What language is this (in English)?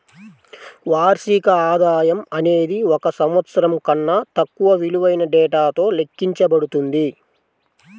Telugu